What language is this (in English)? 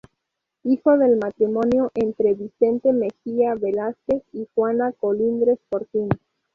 Spanish